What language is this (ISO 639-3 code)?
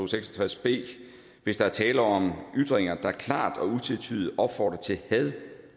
dan